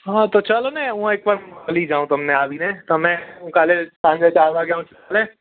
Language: Gujarati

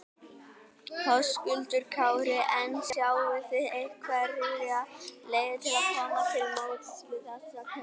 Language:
Icelandic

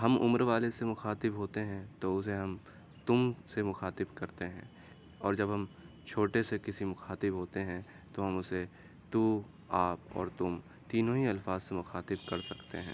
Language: Urdu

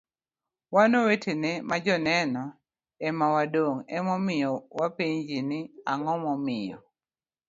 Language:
Luo (Kenya and Tanzania)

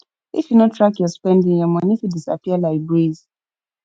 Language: Nigerian Pidgin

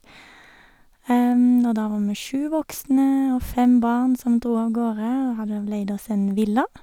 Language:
Norwegian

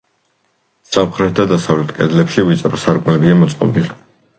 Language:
Georgian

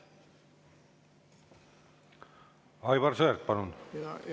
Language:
Estonian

